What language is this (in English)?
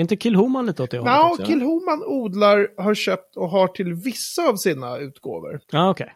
Swedish